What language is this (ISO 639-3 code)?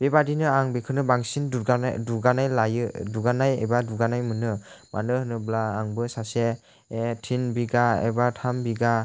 brx